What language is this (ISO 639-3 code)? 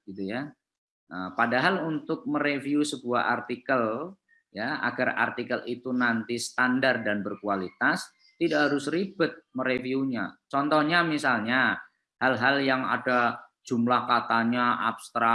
ind